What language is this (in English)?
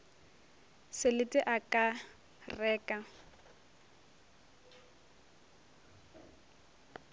Northern Sotho